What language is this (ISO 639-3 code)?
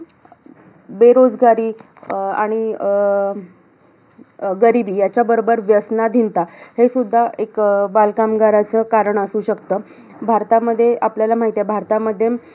mar